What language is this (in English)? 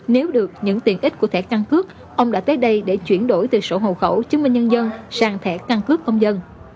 Vietnamese